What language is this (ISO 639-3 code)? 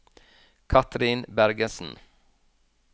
nor